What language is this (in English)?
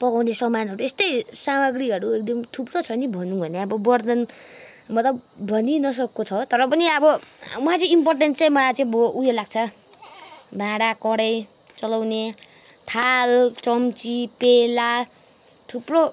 Nepali